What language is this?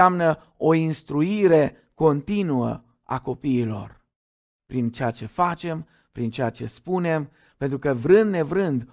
Romanian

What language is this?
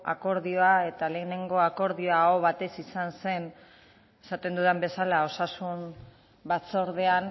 Basque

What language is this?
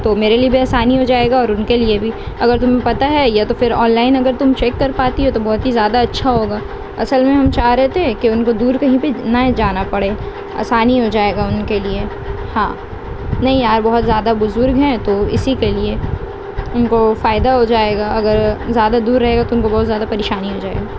Urdu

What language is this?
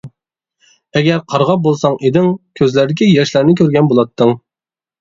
Uyghur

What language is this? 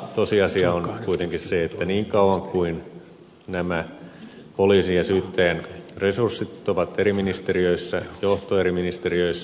Finnish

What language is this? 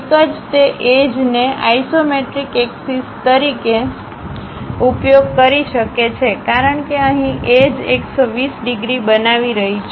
Gujarati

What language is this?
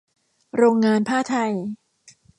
Thai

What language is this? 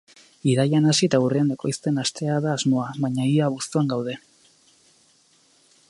Basque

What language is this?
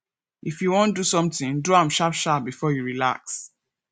Nigerian Pidgin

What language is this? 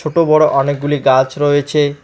Bangla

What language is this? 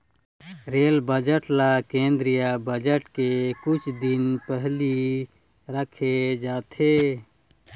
Chhattisgarhi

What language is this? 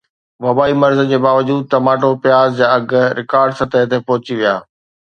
Sindhi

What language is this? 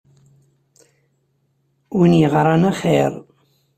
Kabyle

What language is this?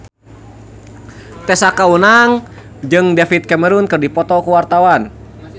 Sundanese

